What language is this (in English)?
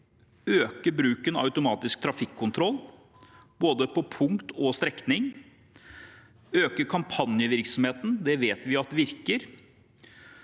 Norwegian